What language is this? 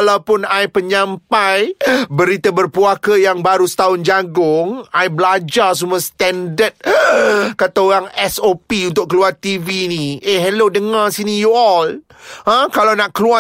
Malay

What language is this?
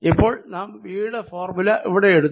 Malayalam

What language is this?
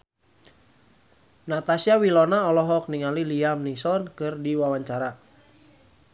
Sundanese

